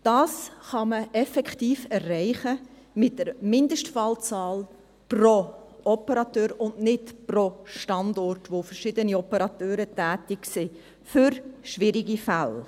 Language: Swiss German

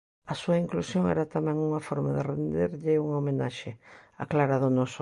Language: Galician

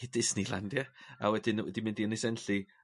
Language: Welsh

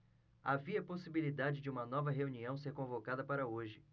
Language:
Portuguese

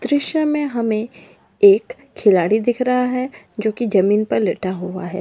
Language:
Magahi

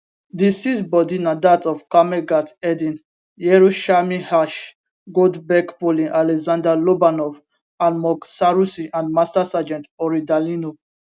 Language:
Nigerian Pidgin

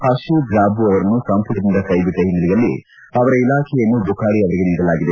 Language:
Kannada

